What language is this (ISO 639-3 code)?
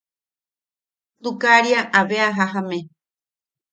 yaq